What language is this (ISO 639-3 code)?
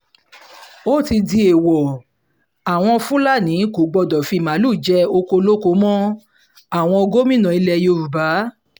yor